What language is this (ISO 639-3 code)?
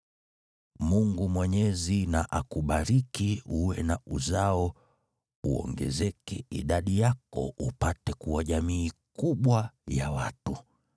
swa